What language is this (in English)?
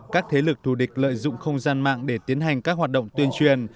Vietnamese